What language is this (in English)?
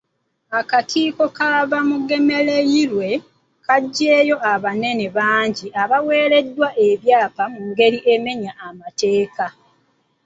Ganda